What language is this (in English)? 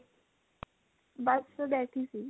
Punjabi